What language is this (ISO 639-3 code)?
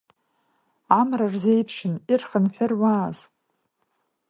abk